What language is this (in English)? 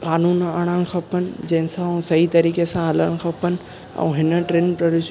Sindhi